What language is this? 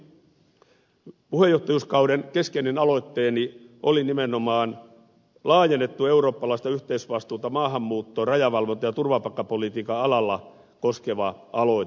Finnish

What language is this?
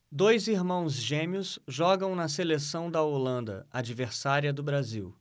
Portuguese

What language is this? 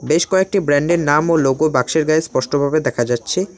Bangla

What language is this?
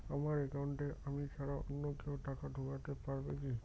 Bangla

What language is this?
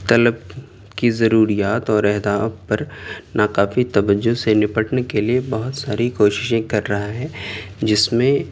Urdu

